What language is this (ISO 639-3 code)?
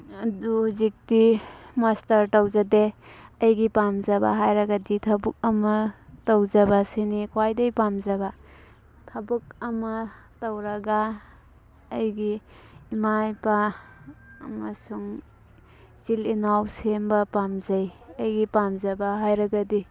mni